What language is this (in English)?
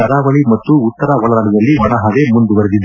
Kannada